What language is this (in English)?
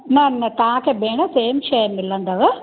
Sindhi